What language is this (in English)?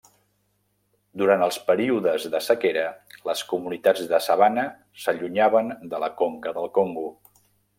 Catalan